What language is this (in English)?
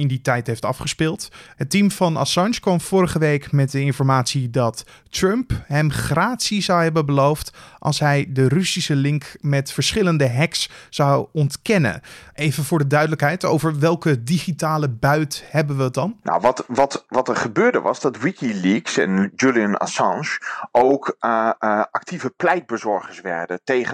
Dutch